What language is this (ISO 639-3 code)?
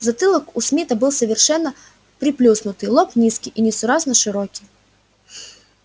rus